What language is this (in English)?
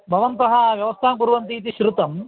Sanskrit